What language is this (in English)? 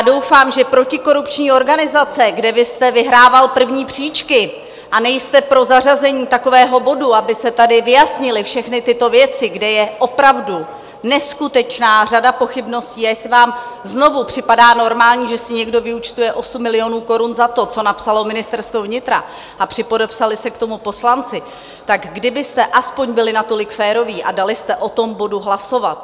Czech